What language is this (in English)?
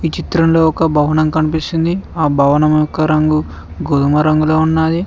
Telugu